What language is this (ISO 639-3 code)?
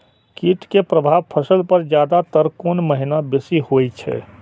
mai